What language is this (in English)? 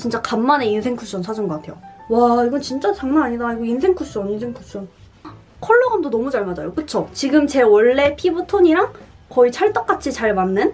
Korean